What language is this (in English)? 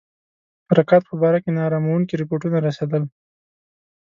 Pashto